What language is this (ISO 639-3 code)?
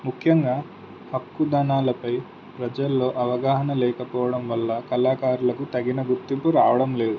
tel